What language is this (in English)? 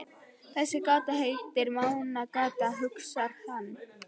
Icelandic